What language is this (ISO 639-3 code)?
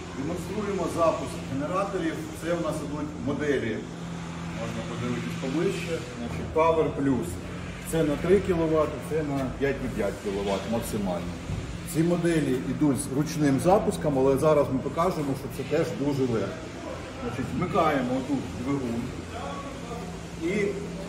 ukr